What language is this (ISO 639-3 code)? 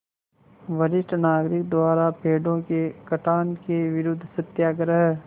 hin